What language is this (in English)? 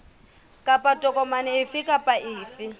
Southern Sotho